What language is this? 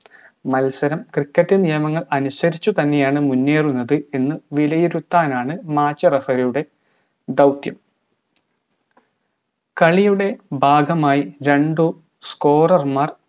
Malayalam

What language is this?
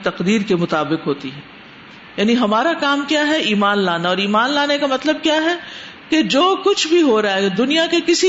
Urdu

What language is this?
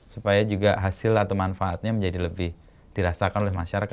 Indonesian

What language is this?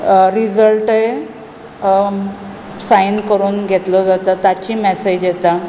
Konkani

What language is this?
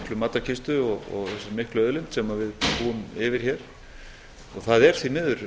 Icelandic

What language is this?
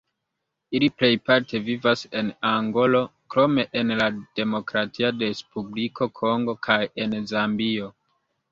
Esperanto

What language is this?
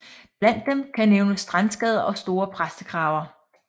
Danish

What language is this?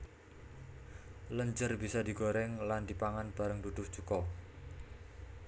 Javanese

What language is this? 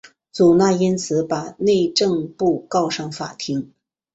Chinese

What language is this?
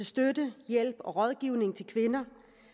Danish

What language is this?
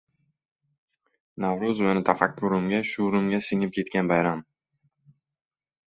Uzbek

